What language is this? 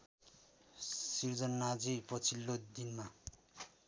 Nepali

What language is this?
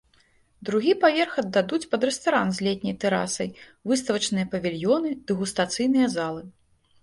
Belarusian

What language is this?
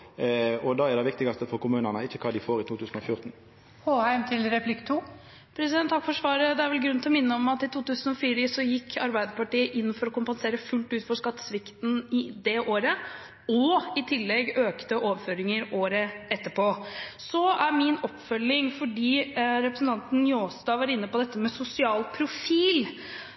Norwegian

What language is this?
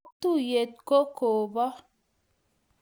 Kalenjin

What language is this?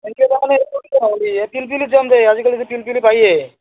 Assamese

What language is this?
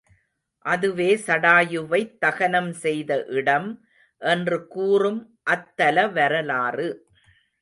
Tamil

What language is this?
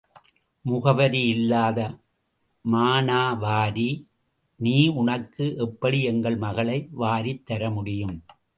Tamil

